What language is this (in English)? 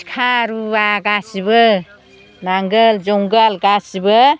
Bodo